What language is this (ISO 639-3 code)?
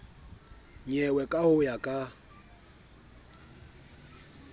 sot